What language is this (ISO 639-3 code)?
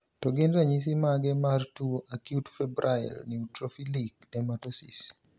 luo